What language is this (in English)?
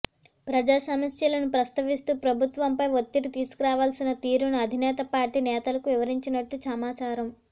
Telugu